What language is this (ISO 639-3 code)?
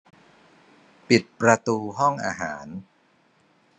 tha